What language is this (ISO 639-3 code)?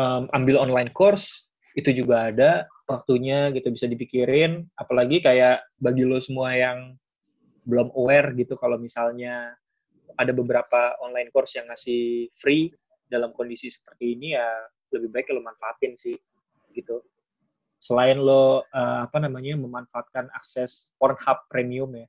ind